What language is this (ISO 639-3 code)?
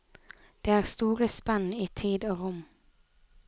nor